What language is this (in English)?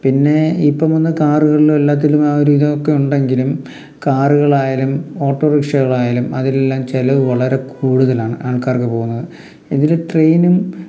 Malayalam